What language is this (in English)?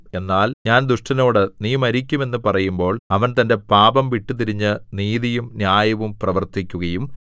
Malayalam